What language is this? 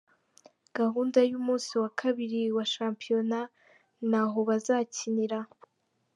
Kinyarwanda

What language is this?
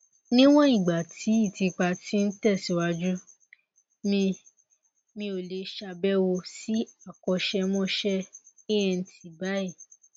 Yoruba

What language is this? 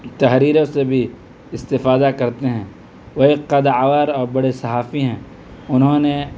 Urdu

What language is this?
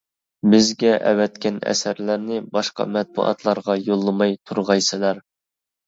Uyghur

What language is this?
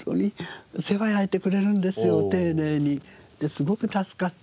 Japanese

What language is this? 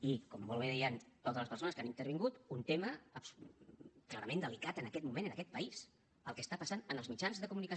Catalan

